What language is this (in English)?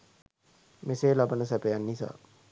Sinhala